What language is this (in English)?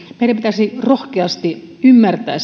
Finnish